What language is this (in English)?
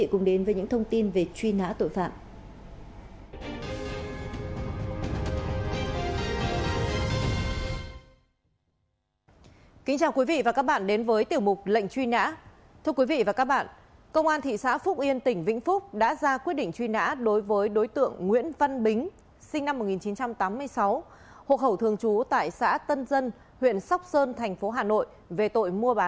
Vietnamese